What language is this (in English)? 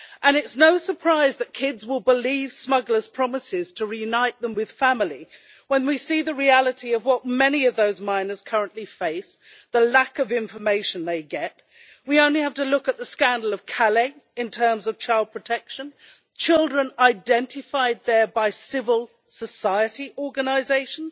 English